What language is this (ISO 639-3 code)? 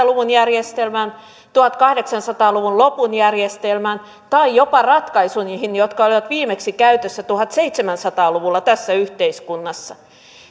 fin